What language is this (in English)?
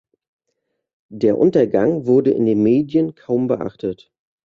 German